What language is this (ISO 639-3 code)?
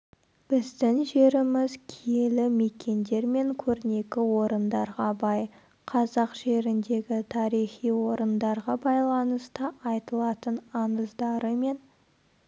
kaz